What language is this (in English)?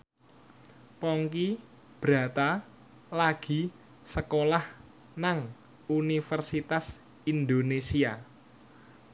Javanese